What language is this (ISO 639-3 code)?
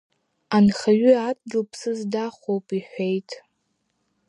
abk